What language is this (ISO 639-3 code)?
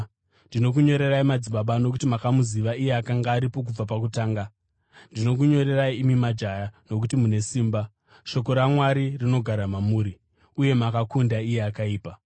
sna